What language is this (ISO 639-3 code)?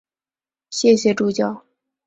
zho